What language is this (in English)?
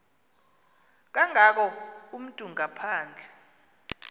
Xhosa